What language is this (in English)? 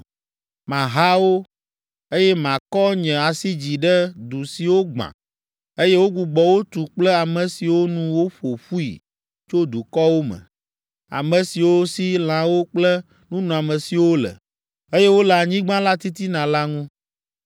Ewe